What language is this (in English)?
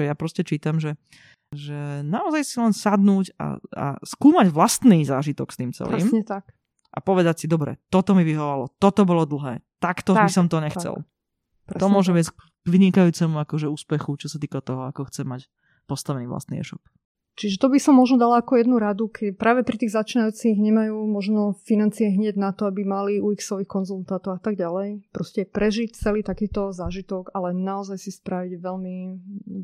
Slovak